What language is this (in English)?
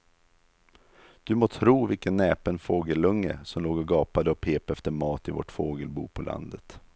Swedish